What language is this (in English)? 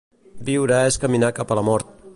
Catalan